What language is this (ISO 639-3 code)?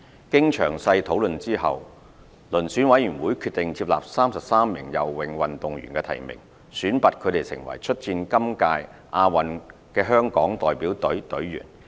yue